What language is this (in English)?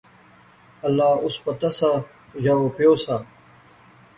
Pahari-Potwari